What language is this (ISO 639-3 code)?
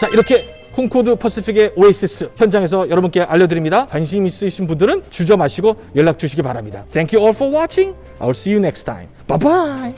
kor